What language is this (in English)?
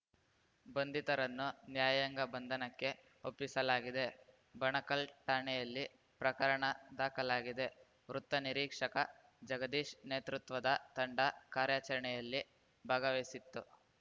Kannada